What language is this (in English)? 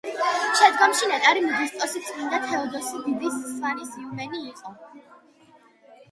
Georgian